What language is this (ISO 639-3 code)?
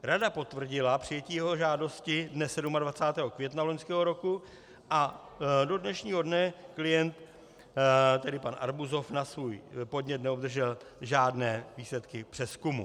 ces